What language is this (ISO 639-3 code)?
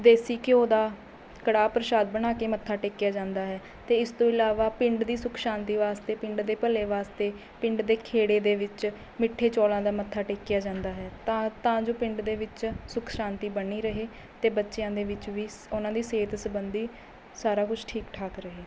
pan